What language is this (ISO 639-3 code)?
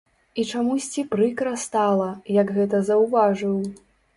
bel